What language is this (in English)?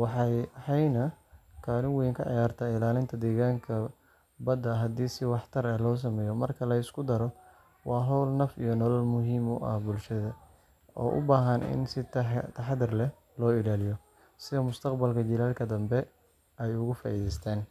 Somali